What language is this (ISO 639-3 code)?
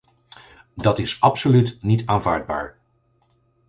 nld